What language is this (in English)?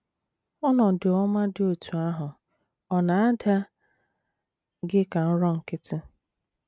Igbo